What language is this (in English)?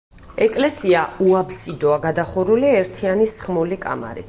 Georgian